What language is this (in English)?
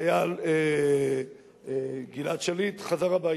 Hebrew